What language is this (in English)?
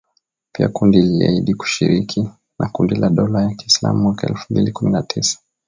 Swahili